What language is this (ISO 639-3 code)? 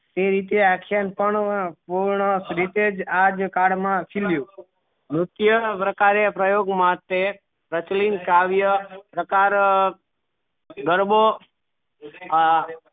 guj